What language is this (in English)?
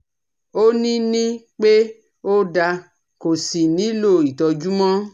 Yoruba